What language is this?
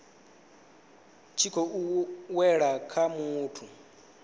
Venda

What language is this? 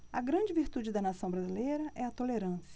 Portuguese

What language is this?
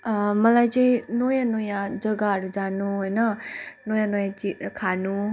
Nepali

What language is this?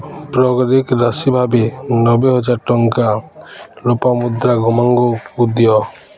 Odia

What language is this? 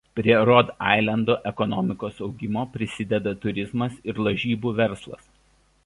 Lithuanian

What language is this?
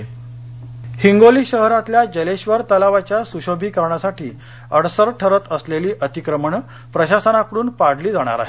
Marathi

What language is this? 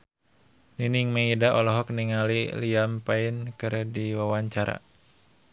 Sundanese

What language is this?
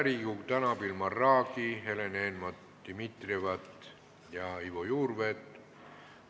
Estonian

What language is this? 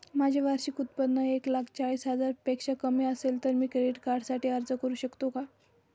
Marathi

